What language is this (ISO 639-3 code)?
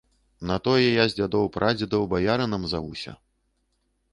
bel